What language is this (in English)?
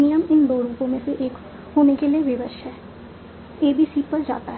Hindi